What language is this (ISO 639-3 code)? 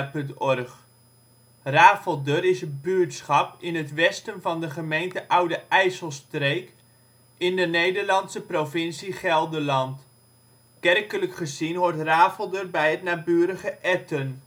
nld